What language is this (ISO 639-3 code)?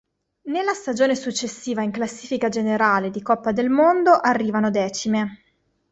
ita